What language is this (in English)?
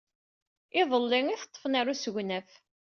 Kabyle